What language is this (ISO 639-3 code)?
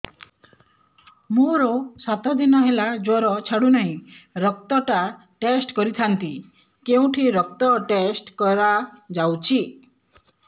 ori